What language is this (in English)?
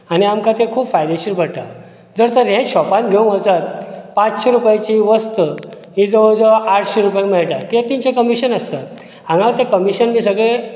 Konkani